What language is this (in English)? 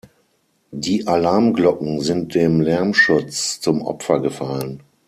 German